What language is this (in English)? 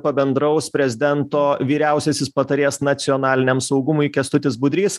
Lithuanian